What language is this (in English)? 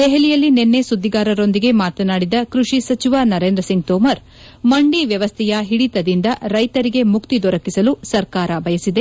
Kannada